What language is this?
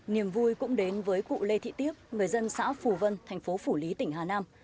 Vietnamese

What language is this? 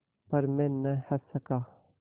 Hindi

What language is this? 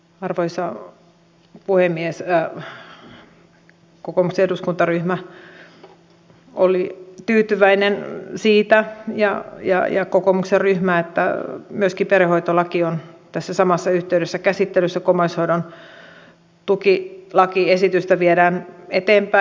Finnish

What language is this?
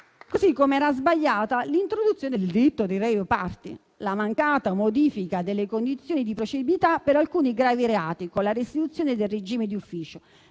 Italian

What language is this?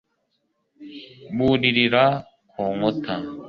Kinyarwanda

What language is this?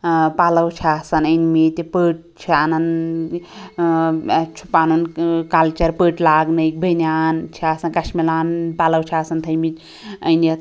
Kashmiri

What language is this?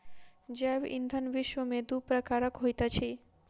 Maithili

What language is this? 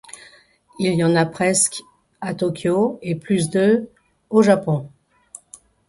French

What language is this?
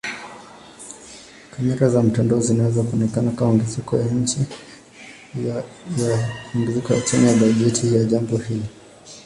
Swahili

